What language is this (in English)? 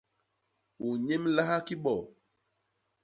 Basaa